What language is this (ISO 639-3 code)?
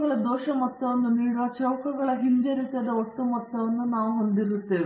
kan